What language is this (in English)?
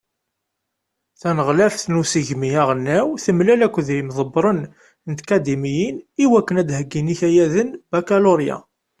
Kabyle